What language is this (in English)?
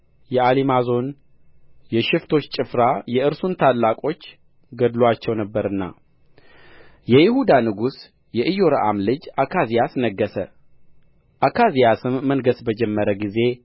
Amharic